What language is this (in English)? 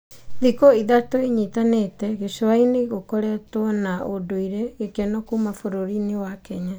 Kikuyu